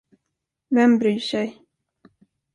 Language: Swedish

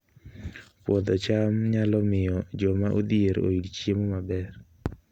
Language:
Luo (Kenya and Tanzania)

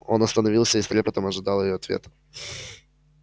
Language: Russian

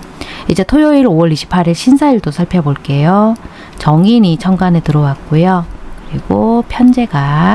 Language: Korean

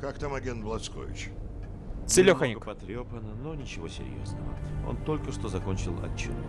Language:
Russian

